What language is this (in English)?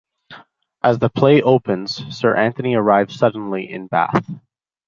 English